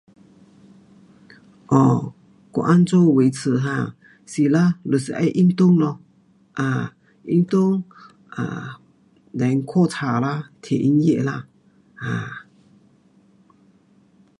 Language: Pu-Xian Chinese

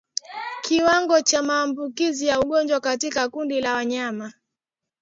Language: Swahili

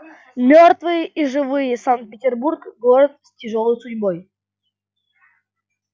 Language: Russian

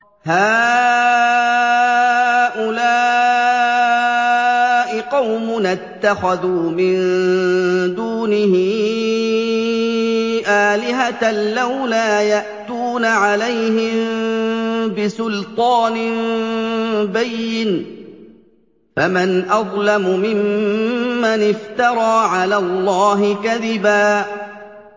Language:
Arabic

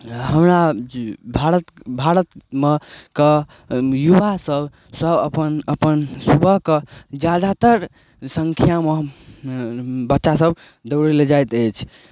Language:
Maithili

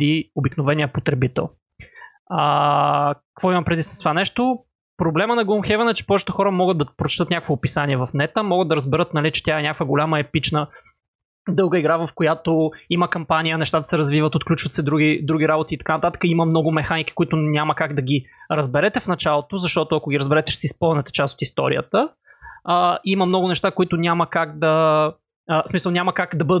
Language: Bulgarian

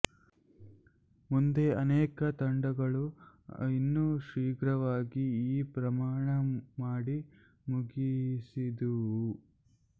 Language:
Kannada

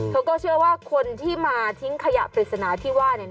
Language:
Thai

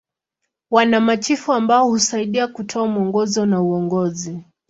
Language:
Swahili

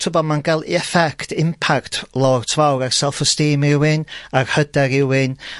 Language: Welsh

